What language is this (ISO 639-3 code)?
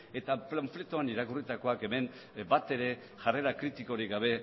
eus